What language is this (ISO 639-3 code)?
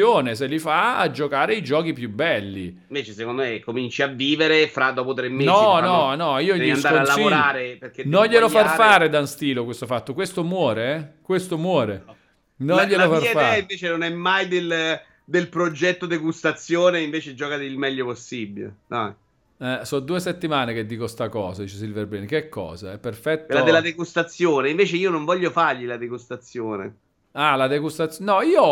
ita